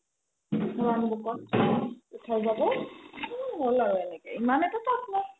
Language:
Assamese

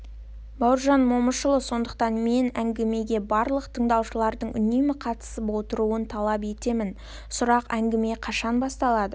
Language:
Kazakh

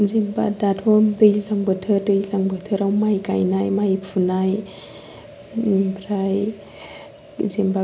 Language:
Bodo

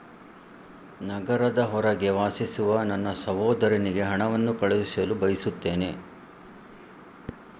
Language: Kannada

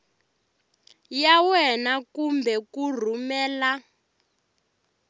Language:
Tsonga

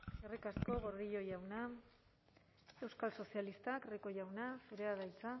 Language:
Basque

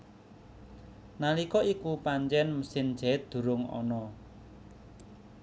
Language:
Javanese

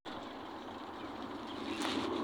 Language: Kalenjin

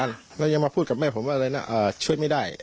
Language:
Thai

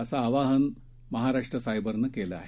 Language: Marathi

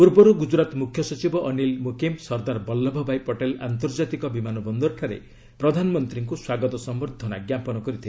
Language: Odia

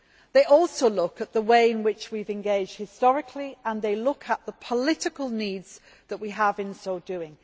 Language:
English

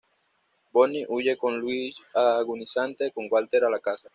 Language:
Spanish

